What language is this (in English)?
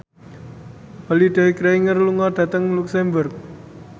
Javanese